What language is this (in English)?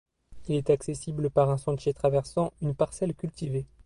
French